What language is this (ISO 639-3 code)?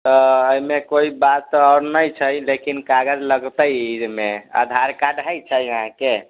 mai